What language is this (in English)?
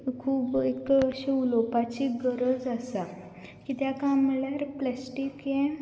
Konkani